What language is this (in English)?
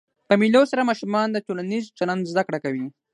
Pashto